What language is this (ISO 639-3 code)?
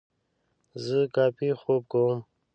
pus